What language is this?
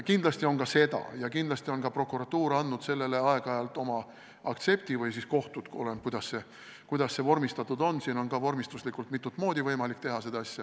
Estonian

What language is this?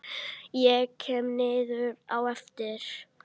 Icelandic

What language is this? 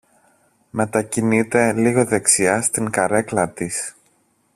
Greek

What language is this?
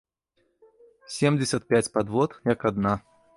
Belarusian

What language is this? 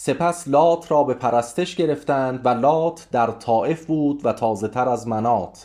Persian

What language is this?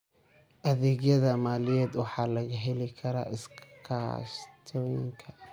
Somali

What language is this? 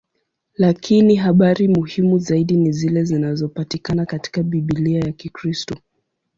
Swahili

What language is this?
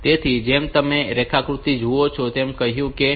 Gujarati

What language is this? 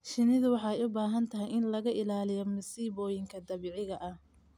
Somali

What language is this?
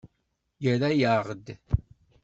Kabyle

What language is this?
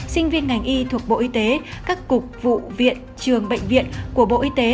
Vietnamese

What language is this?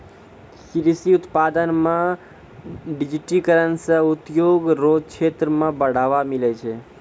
Maithili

